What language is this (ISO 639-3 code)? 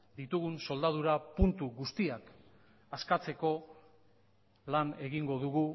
eus